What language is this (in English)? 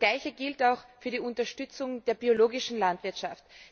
German